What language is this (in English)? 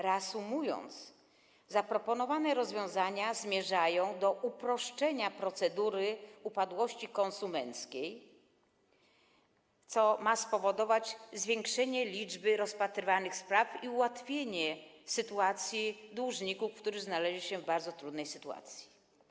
Polish